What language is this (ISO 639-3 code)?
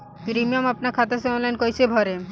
bho